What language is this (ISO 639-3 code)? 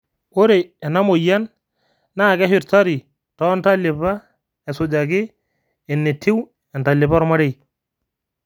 mas